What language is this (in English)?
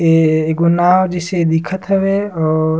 Surgujia